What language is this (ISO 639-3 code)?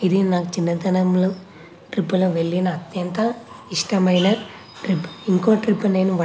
tel